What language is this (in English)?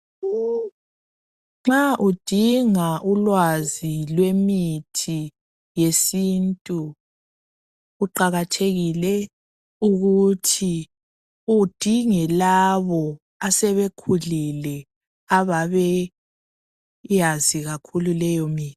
North Ndebele